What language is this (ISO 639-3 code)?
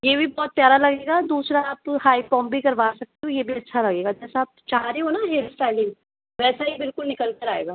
hin